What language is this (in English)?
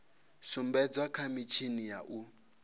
Venda